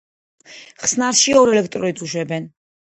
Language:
Georgian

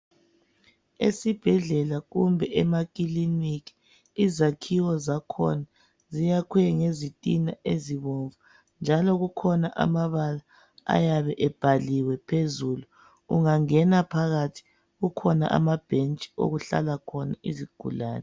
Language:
North Ndebele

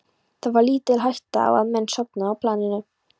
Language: Icelandic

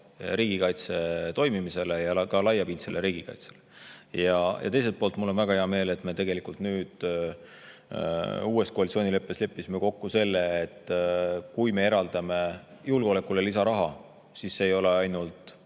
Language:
Estonian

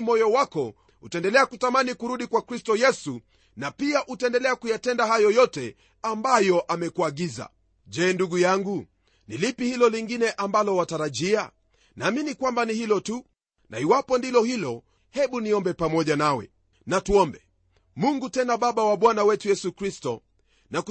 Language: Swahili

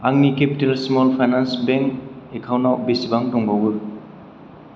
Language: Bodo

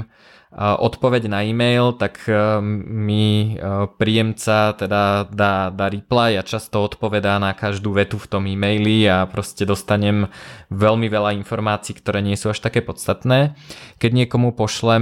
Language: Slovak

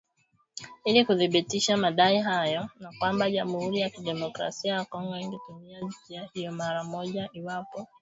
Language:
Swahili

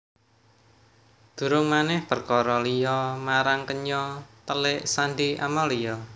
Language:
Javanese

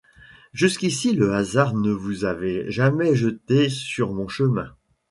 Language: French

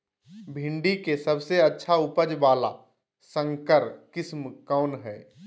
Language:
Magahi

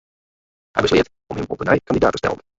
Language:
Western Frisian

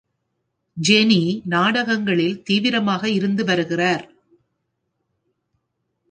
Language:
Tamil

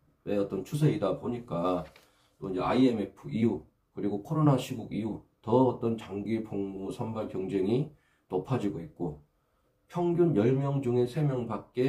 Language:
Korean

